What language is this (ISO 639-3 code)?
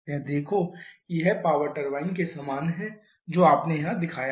hin